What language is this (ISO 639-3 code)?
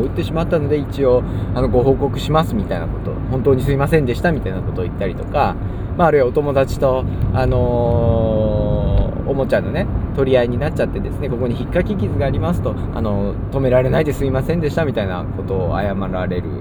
jpn